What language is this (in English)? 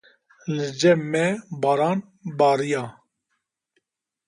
Kurdish